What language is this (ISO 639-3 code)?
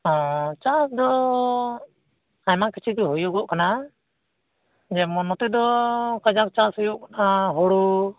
sat